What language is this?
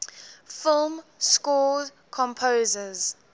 English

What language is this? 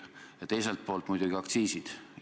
Estonian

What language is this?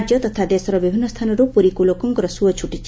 Odia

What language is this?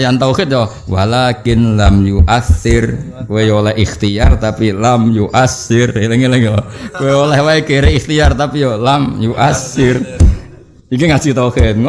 Indonesian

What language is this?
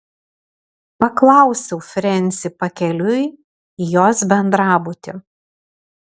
Lithuanian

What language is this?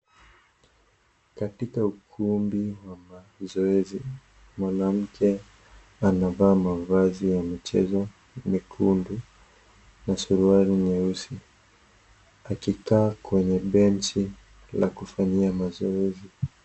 Swahili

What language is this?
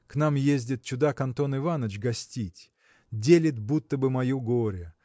Russian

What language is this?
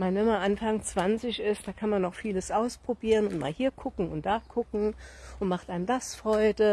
German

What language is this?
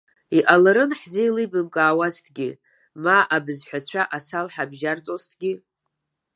Abkhazian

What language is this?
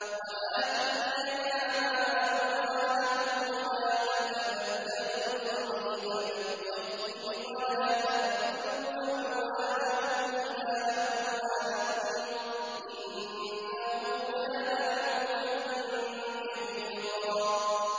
Arabic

